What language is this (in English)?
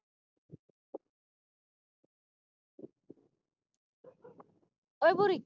Punjabi